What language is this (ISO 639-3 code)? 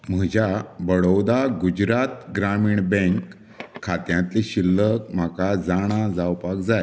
kok